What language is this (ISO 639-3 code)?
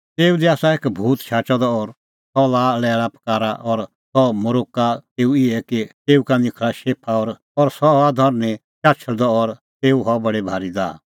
kfx